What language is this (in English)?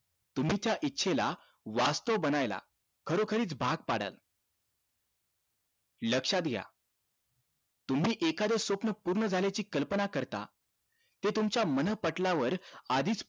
Marathi